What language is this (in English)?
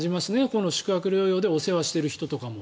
Japanese